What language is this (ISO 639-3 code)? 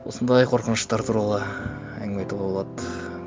kaz